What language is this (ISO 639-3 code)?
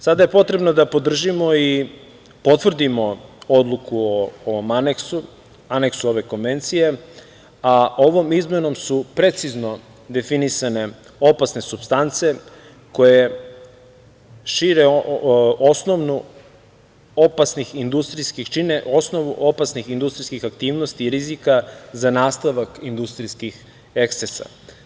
srp